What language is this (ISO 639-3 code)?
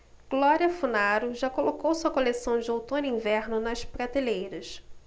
por